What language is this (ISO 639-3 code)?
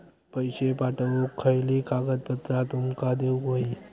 mar